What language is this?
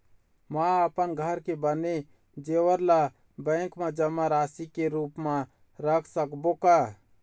Chhattisgarhi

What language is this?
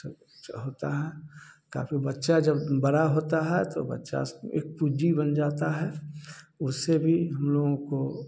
Hindi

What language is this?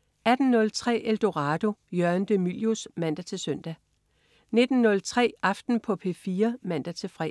Danish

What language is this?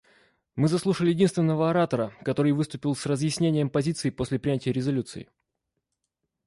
Russian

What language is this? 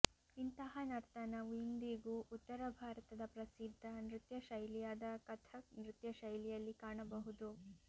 Kannada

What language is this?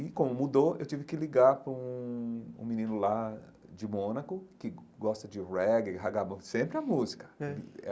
Portuguese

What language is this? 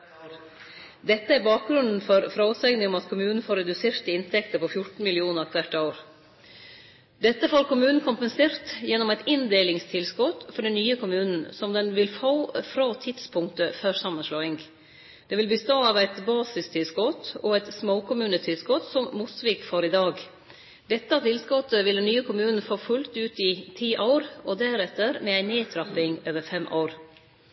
Norwegian Nynorsk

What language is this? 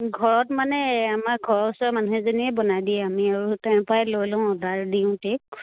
Assamese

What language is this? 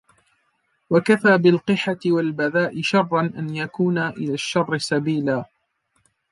Arabic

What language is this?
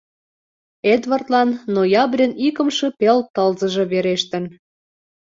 Mari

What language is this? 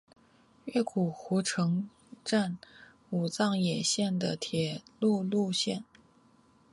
Chinese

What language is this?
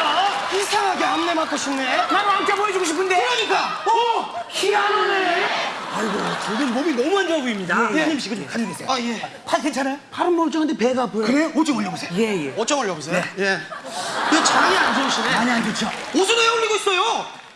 Korean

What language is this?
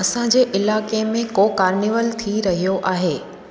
Sindhi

